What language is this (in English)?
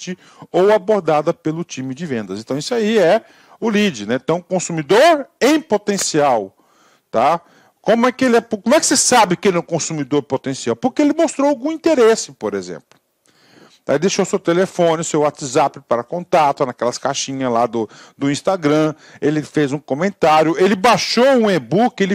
Portuguese